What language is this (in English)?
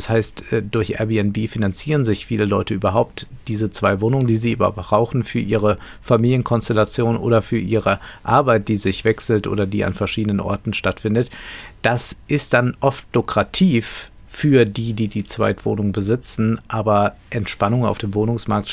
German